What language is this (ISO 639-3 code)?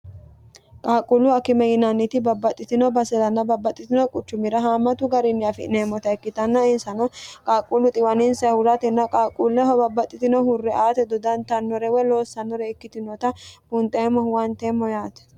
sid